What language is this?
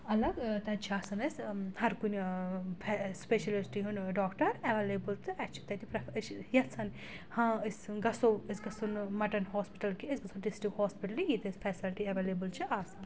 Kashmiri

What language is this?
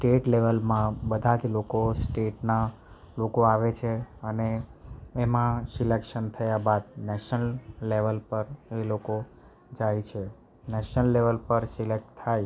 Gujarati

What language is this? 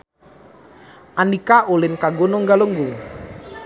Sundanese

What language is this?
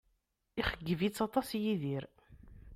Kabyle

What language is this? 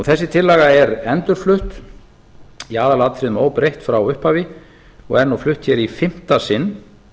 Icelandic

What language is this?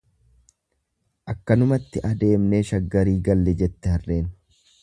Oromo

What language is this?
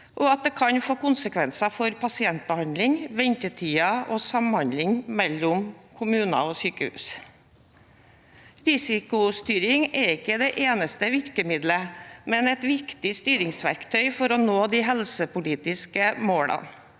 Norwegian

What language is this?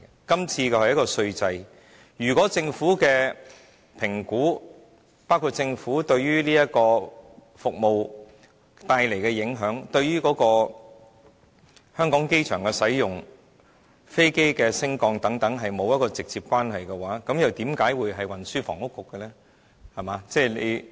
Cantonese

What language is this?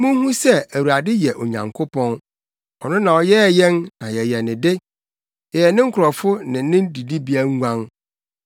Akan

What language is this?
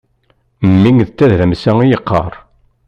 Kabyle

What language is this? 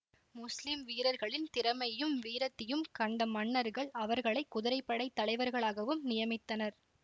Tamil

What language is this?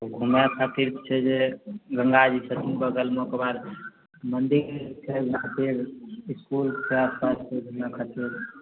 Maithili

